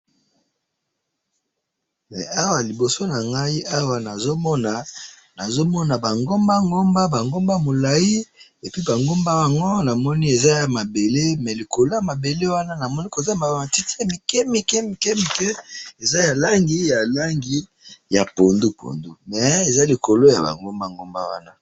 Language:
Lingala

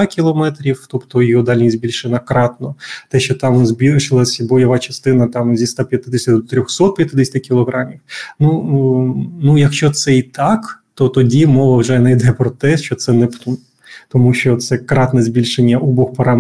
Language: Ukrainian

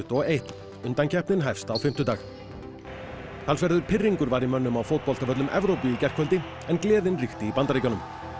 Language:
Icelandic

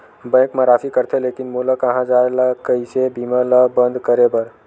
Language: Chhattisgarhi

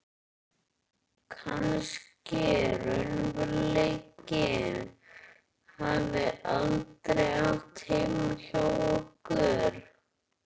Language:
Icelandic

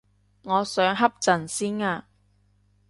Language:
Cantonese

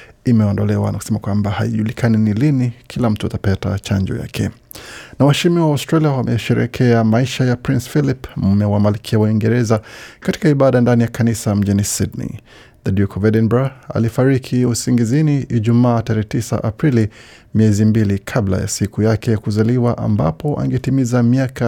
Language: Swahili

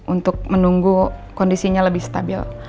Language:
Indonesian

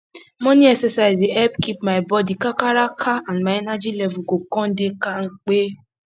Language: Nigerian Pidgin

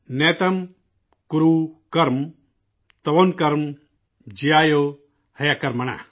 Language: Urdu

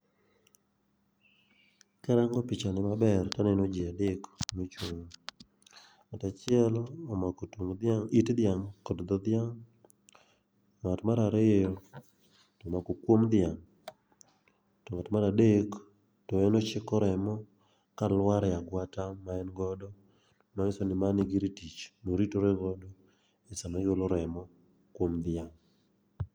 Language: Luo (Kenya and Tanzania)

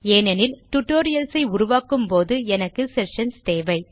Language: Tamil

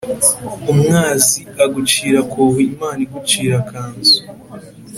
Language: Kinyarwanda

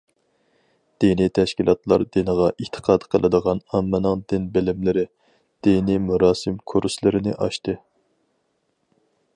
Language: Uyghur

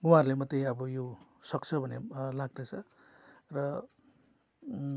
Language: Nepali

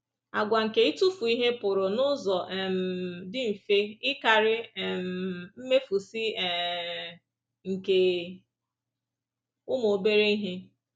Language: Igbo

